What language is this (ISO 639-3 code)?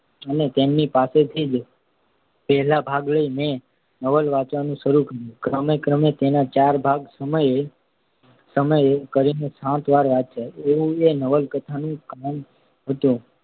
guj